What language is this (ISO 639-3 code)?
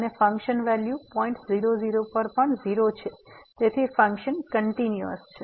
guj